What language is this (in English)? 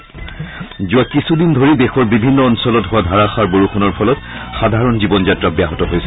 Assamese